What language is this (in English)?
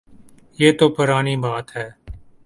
Urdu